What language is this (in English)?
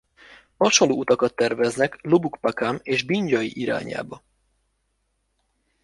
Hungarian